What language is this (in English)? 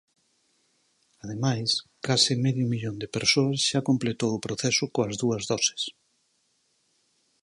Galician